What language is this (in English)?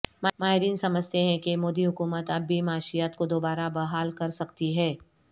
Urdu